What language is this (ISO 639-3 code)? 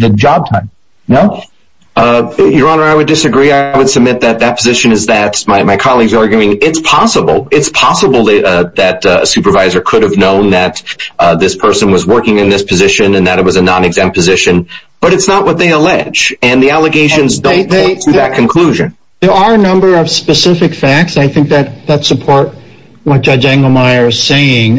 eng